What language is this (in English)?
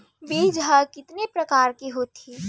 Chhattisgarhi